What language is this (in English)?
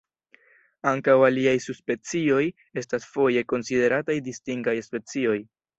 Esperanto